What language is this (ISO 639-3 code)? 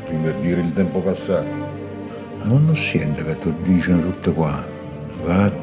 ita